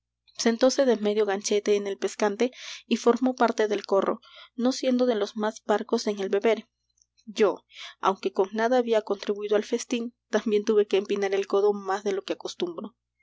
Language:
Spanish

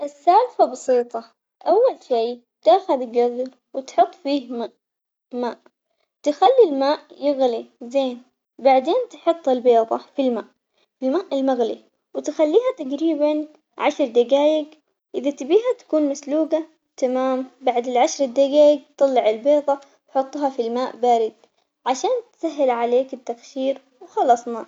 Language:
Omani Arabic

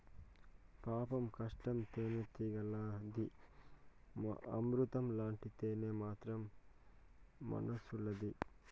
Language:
Telugu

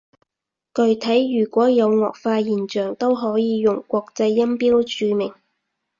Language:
Cantonese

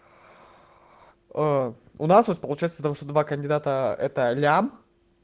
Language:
Russian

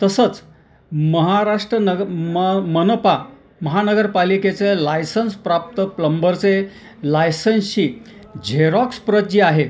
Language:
Marathi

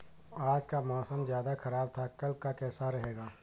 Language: Hindi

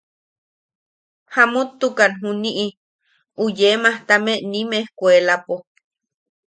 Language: Yaqui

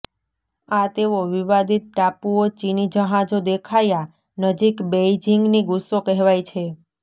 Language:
Gujarati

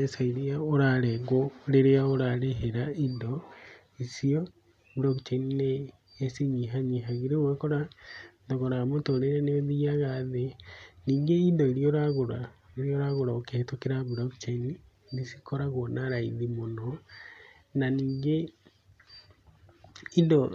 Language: Kikuyu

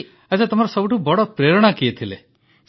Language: Odia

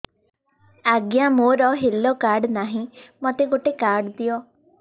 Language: Odia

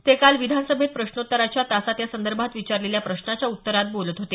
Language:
Marathi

